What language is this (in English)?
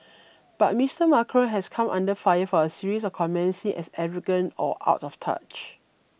English